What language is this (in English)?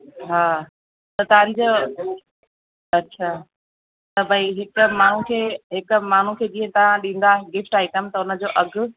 Sindhi